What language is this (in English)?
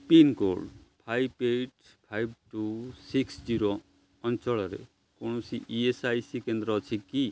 Odia